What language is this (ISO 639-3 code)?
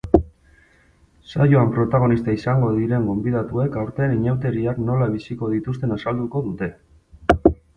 eus